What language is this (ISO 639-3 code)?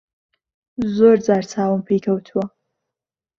ckb